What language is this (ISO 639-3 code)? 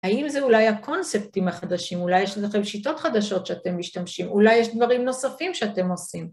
heb